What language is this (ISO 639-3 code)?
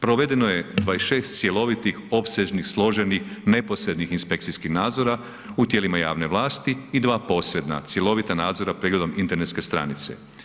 hrv